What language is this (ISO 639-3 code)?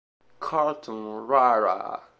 ita